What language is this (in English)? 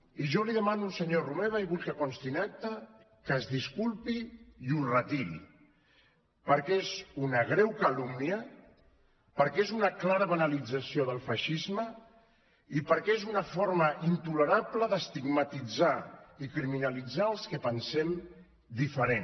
Catalan